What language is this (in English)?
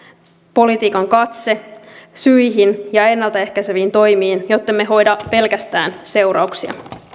Finnish